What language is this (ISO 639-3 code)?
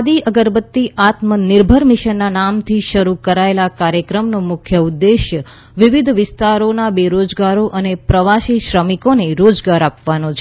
guj